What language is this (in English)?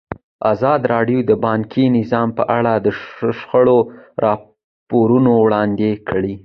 Pashto